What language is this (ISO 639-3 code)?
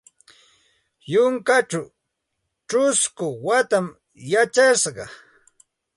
qxt